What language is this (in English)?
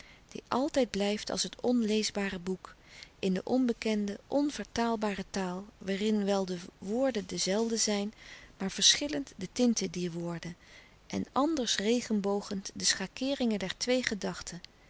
Dutch